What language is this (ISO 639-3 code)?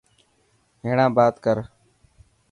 mki